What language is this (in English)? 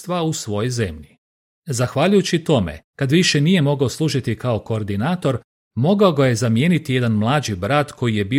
Croatian